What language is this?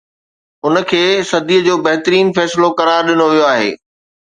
Sindhi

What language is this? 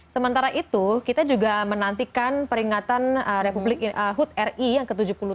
Indonesian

